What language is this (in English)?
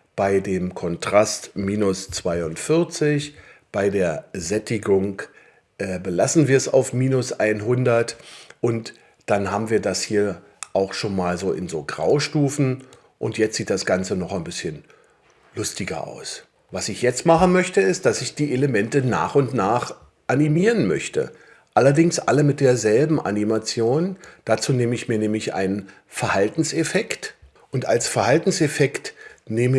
German